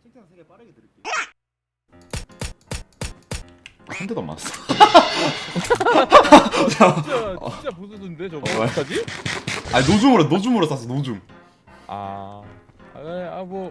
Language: Korean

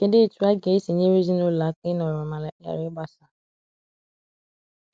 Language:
Igbo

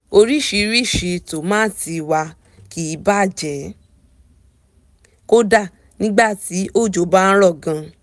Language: Yoruba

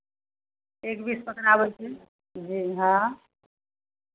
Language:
Maithili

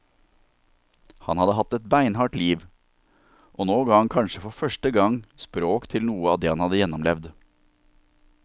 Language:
Norwegian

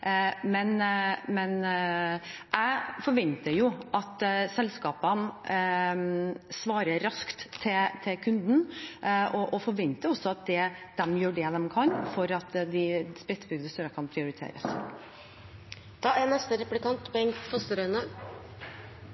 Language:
Norwegian Bokmål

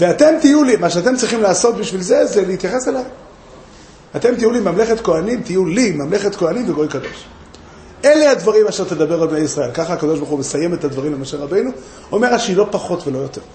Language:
Hebrew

